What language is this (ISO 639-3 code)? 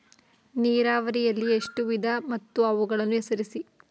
kan